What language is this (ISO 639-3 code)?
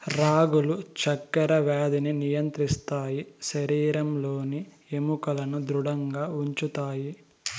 tel